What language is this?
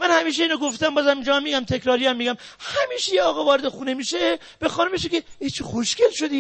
Persian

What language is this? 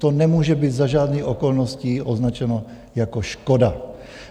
Czech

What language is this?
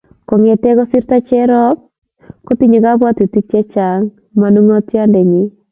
Kalenjin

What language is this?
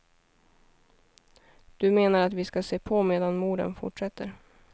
Swedish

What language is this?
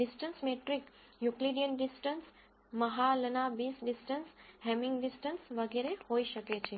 Gujarati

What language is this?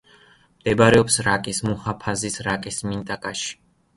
Georgian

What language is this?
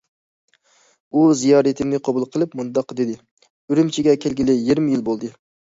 Uyghur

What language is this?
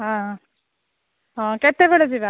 Odia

